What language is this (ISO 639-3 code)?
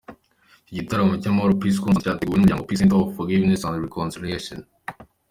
kin